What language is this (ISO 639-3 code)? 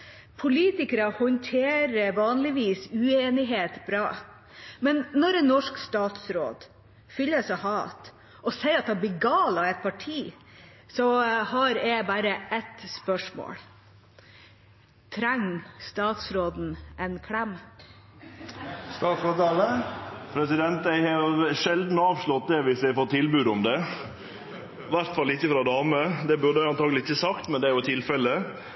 nor